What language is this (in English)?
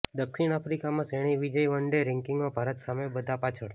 Gujarati